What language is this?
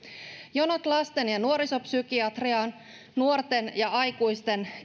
Finnish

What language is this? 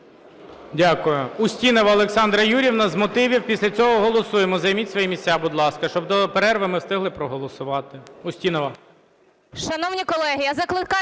Ukrainian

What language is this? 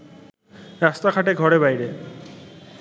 Bangla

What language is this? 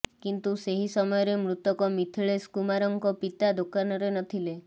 Odia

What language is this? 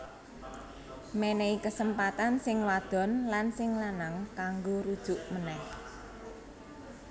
Javanese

